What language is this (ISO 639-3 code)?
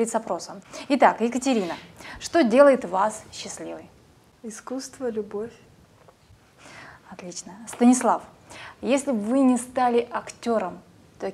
rus